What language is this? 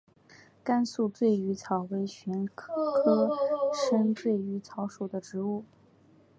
Chinese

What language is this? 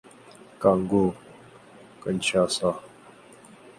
Urdu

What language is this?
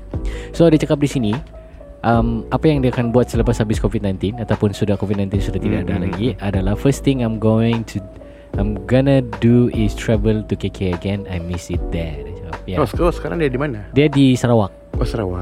Malay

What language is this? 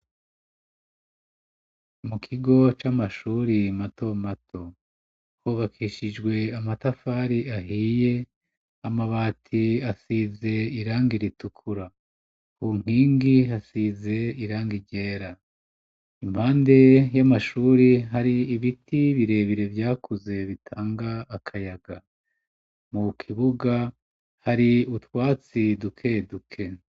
Rundi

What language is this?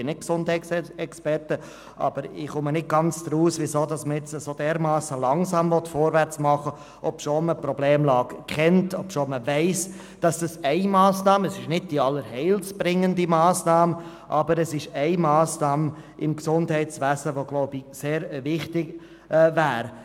Swiss German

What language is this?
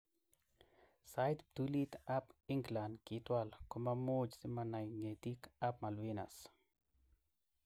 Kalenjin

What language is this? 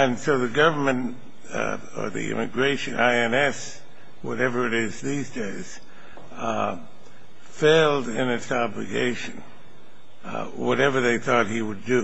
English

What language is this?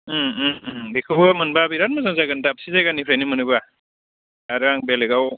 Bodo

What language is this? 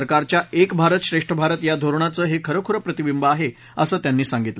Marathi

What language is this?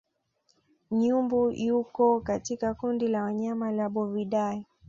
Swahili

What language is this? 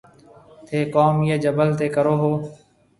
Marwari (Pakistan)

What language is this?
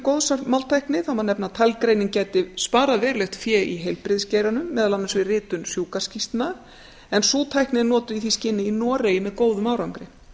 Icelandic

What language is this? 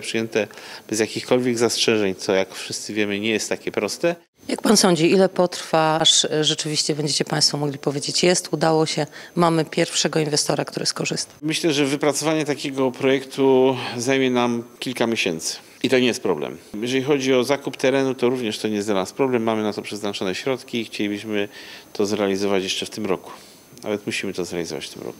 Polish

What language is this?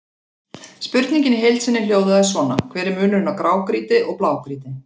Icelandic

